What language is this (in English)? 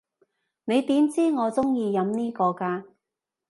Cantonese